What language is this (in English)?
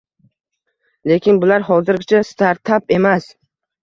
Uzbek